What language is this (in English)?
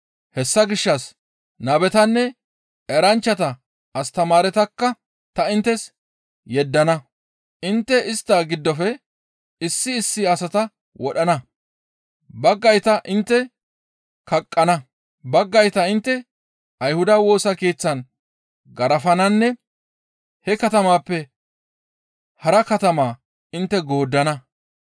Gamo